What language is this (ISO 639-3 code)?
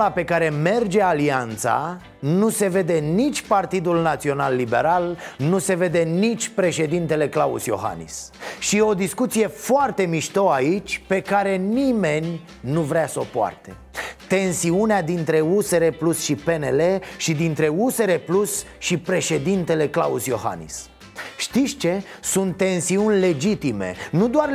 ron